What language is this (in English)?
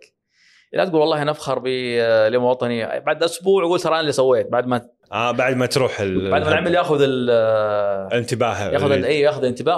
Arabic